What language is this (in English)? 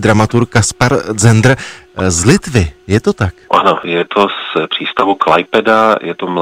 Czech